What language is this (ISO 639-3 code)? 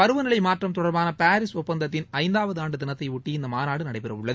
tam